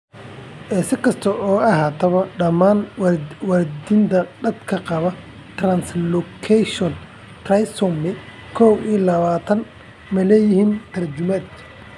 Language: Somali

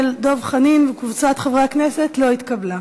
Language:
Hebrew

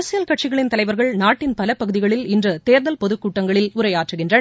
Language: Tamil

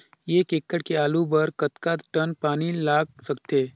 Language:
Chhattisgarhi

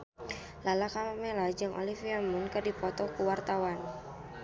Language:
Sundanese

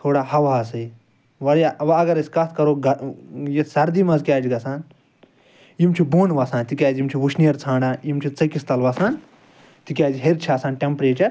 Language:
Kashmiri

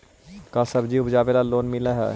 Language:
Magahi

